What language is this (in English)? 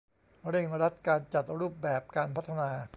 Thai